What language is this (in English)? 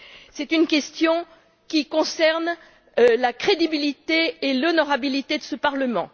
French